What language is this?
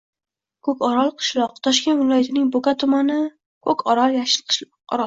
Uzbek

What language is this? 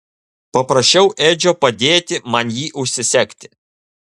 Lithuanian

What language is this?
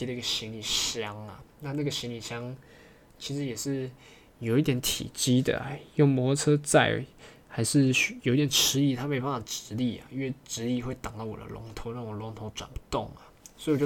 Chinese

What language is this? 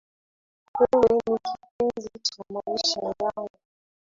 Swahili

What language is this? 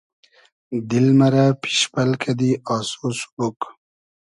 Hazaragi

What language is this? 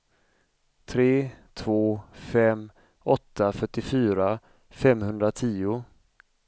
Swedish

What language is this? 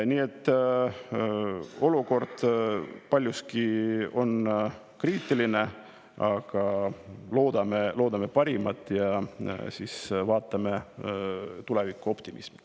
Estonian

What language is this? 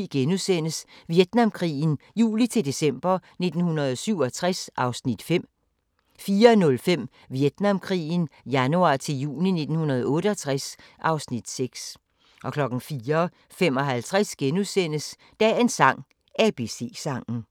Danish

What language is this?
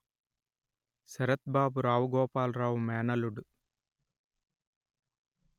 Telugu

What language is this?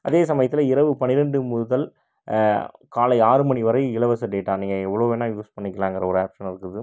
Tamil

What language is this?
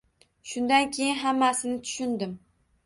Uzbek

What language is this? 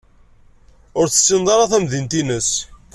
Kabyle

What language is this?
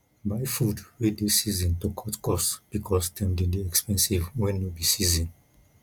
Nigerian Pidgin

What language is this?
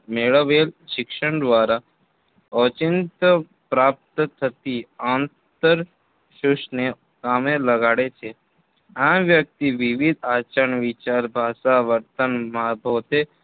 Gujarati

